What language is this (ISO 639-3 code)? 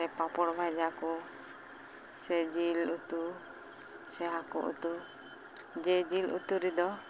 sat